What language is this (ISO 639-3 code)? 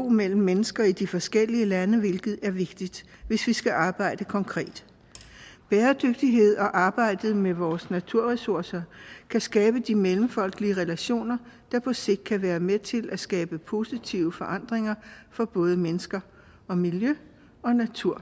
dan